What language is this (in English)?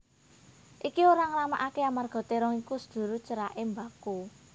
Javanese